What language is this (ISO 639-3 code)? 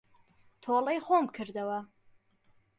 ckb